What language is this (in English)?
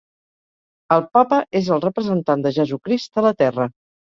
Catalan